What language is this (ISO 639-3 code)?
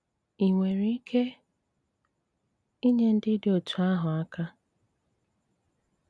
ibo